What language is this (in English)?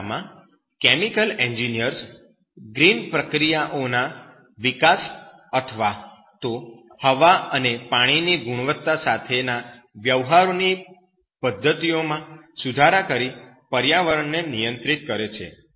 Gujarati